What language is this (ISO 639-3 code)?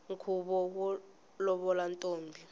tso